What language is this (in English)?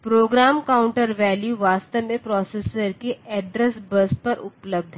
Hindi